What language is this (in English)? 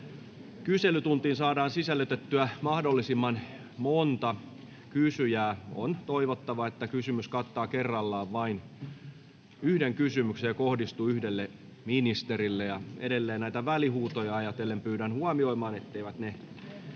Finnish